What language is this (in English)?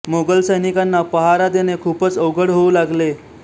Marathi